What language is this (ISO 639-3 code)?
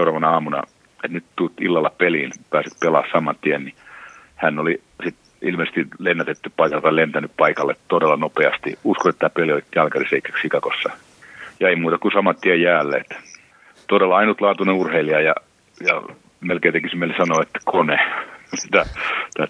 fin